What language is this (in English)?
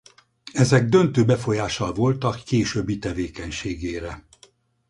Hungarian